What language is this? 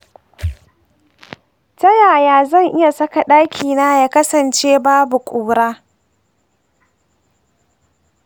Hausa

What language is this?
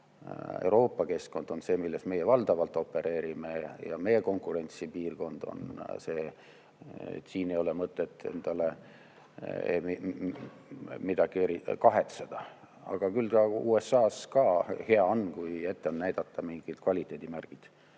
Estonian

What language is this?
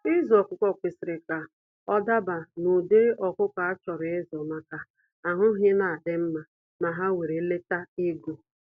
Igbo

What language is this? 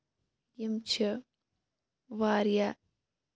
Kashmiri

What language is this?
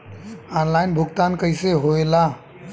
Bhojpuri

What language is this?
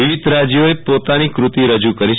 Gujarati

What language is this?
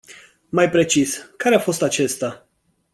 Romanian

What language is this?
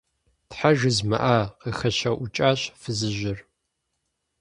Kabardian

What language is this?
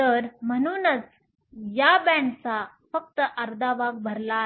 Marathi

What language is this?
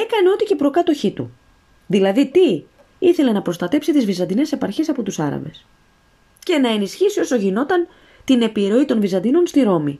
Greek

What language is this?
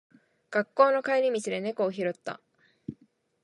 Japanese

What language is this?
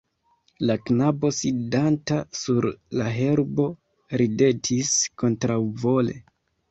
Esperanto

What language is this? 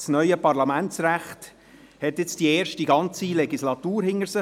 Swiss German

